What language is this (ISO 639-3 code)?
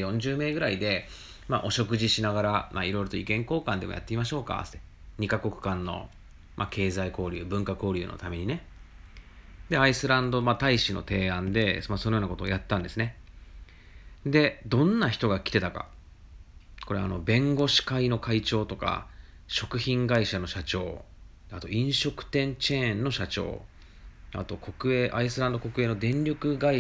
jpn